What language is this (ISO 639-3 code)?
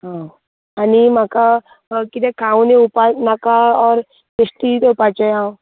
kok